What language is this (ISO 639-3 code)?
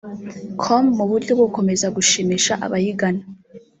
kin